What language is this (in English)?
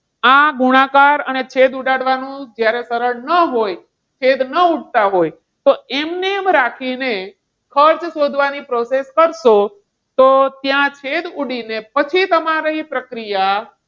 Gujarati